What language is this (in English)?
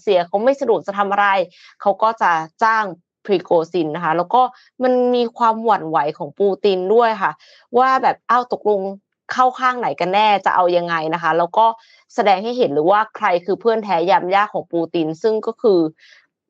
Thai